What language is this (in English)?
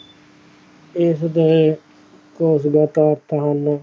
Punjabi